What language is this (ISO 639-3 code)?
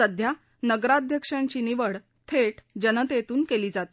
mar